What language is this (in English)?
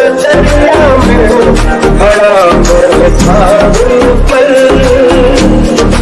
Hindi